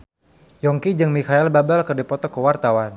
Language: Sundanese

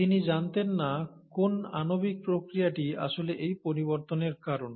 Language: Bangla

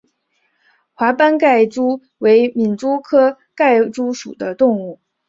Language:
Chinese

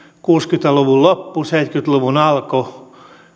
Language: Finnish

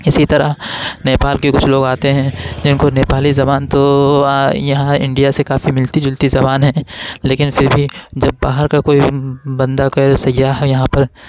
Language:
Urdu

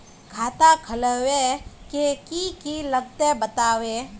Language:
Magahi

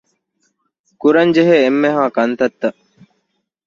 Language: Divehi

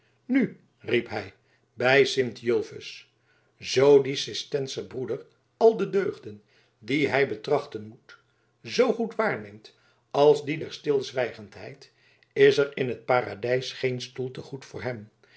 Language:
Dutch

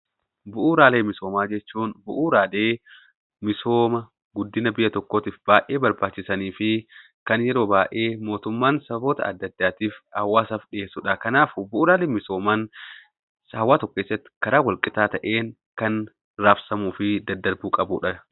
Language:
Oromo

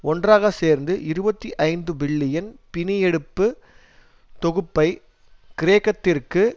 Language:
Tamil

